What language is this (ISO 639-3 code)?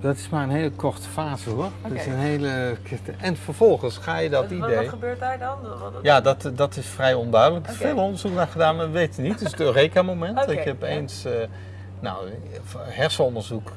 nld